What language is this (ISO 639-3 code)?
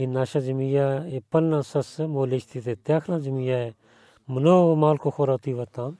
bul